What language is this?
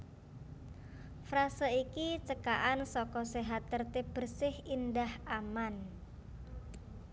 Javanese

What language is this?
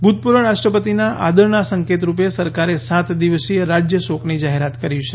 Gujarati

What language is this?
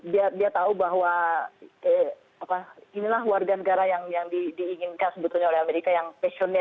Indonesian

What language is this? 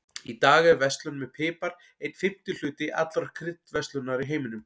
Icelandic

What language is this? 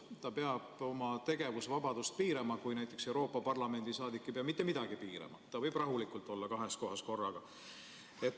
Estonian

